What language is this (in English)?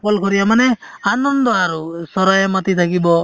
Assamese